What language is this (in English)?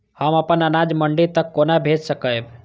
Maithili